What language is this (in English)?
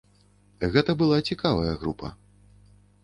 Belarusian